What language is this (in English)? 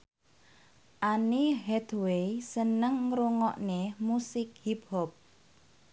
Javanese